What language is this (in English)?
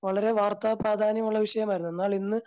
Malayalam